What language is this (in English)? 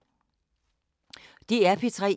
Danish